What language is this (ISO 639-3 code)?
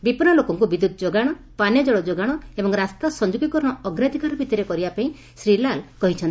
ori